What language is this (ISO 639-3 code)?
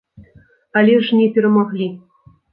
bel